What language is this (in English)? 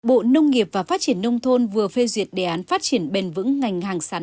Vietnamese